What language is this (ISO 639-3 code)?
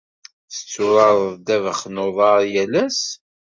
kab